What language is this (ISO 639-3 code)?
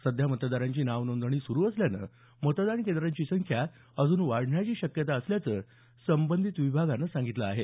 mar